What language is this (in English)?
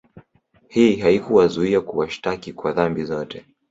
Swahili